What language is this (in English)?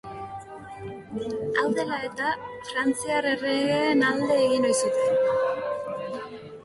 Basque